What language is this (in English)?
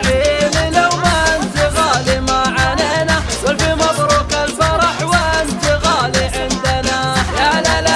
Arabic